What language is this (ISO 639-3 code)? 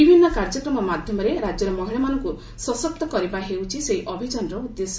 ori